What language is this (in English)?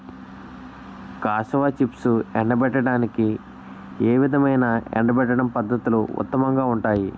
Telugu